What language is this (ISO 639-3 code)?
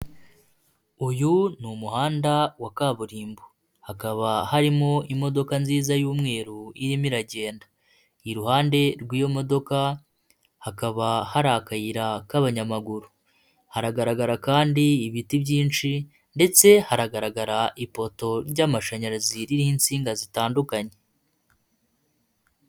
kin